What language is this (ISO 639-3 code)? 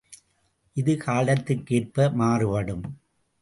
tam